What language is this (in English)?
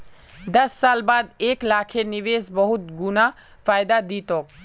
Magahi